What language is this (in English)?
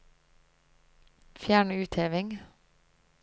Norwegian